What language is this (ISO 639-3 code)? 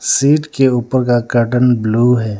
hin